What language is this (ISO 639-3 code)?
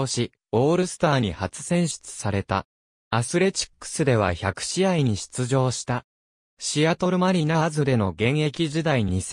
jpn